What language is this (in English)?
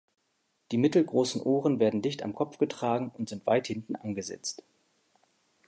German